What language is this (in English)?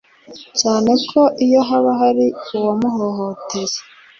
Kinyarwanda